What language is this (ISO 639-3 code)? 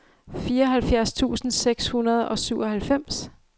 dan